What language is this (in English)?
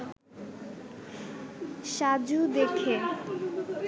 Bangla